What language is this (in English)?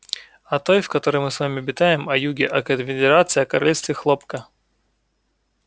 Russian